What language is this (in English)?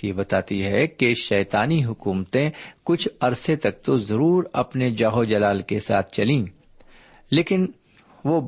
Urdu